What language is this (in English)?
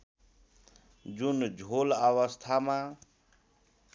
Nepali